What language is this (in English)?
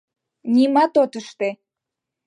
Mari